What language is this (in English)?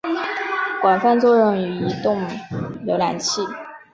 Chinese